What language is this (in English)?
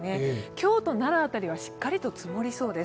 Japanese